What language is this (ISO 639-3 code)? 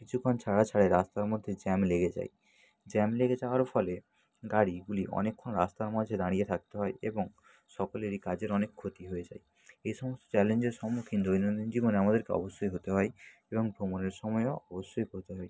ben